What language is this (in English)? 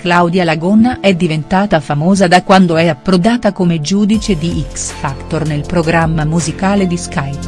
Italian